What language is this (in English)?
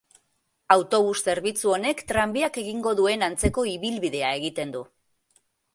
Basque